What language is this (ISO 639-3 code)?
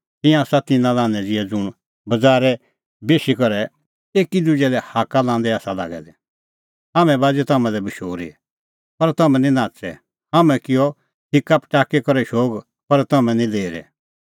kfx